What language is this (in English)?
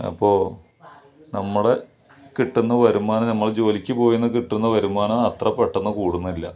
Malayalam